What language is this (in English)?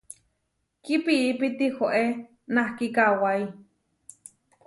Huarijio